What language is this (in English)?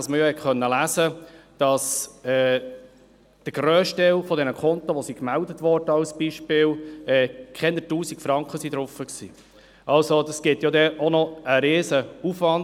Swiss German